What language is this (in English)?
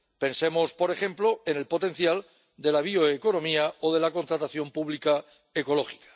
Spanish